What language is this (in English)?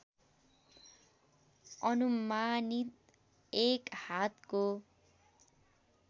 Nepali